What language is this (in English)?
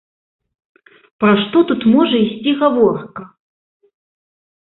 Belarusian